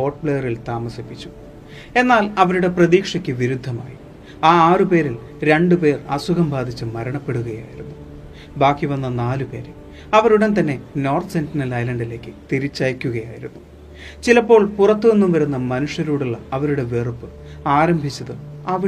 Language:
Malayalam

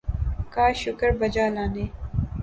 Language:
Urdu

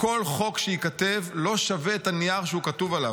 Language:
Hebrew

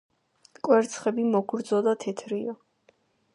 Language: Georgian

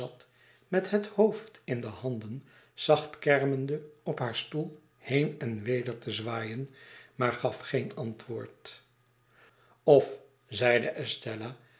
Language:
Dutch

